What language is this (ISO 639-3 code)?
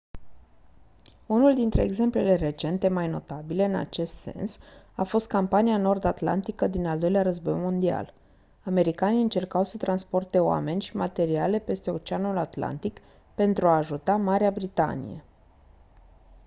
ron